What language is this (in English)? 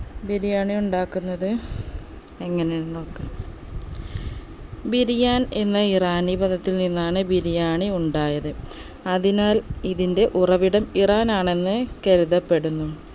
Malayalam